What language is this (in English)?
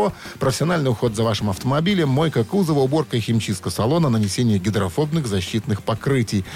Russian